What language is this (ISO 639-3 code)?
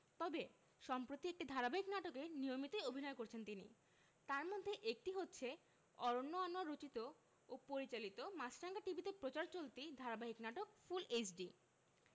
ben